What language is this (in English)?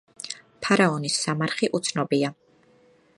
Georgian